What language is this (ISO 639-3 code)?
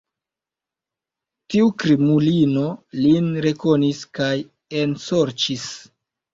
epo